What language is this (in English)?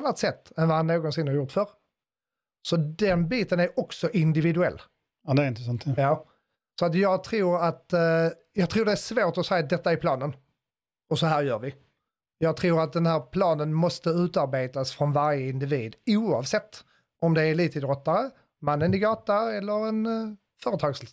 Swedish